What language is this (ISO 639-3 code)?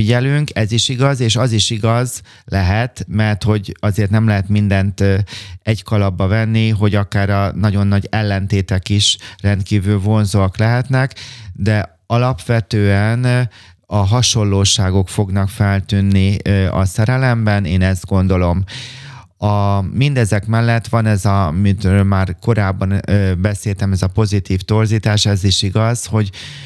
hun